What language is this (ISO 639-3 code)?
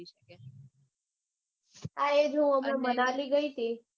guj